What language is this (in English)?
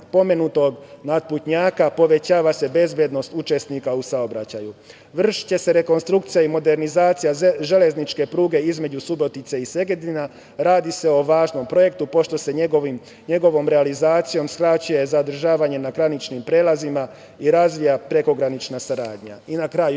Serbian